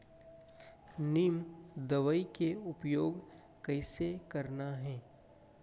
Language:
Chhattisgarhi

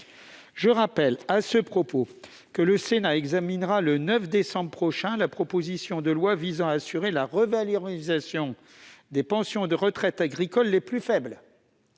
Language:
French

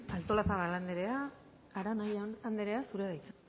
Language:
Basque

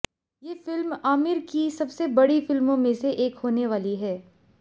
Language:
Hindi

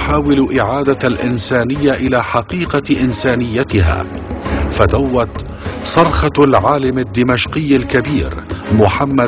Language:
Arabic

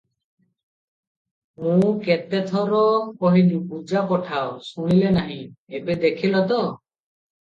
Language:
Odia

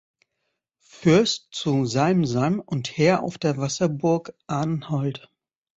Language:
German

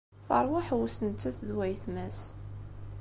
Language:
Kabyle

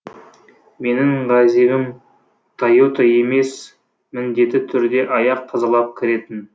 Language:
Kazakh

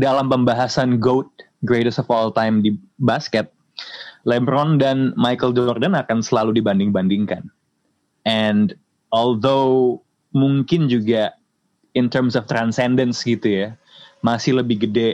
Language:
Indonesian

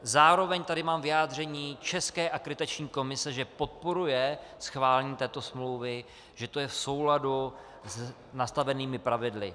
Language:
Czech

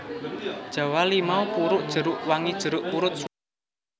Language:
Javanese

